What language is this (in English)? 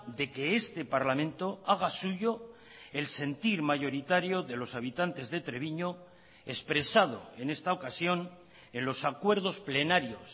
Spanish